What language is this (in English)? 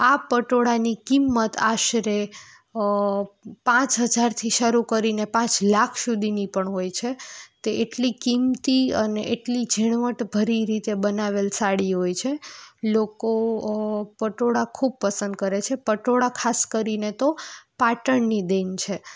Gujarati